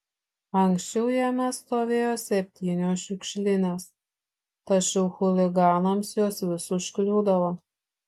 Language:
Lithuanian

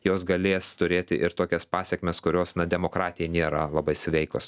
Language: Lithuanian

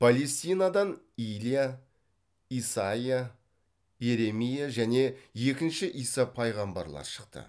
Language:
Kazakh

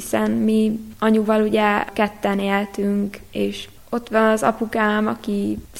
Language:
Hungarian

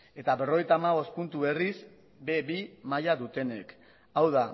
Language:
Basque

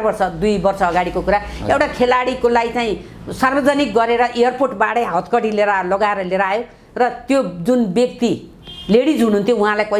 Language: Romanian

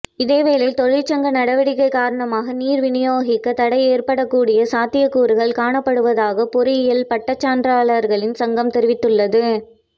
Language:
Tamil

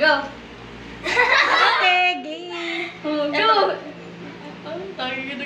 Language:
Indonesian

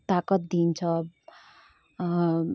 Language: Nepali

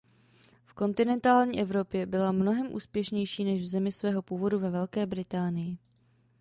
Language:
Czech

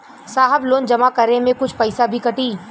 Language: Bhojpuri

